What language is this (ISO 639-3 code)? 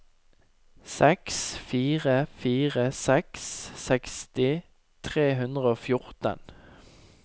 nor